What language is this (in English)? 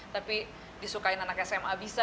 Indonesian